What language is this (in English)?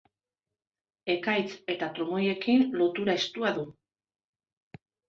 Basque